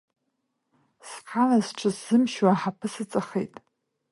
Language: Abkhazian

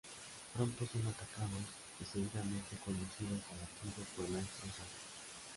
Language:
Spanish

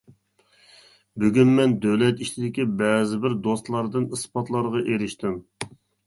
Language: Uyghur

